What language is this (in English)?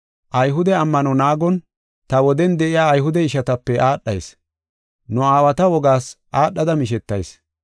Gofa